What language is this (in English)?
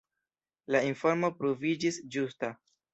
Esperanto